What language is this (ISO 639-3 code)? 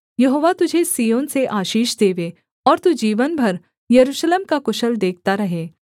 hin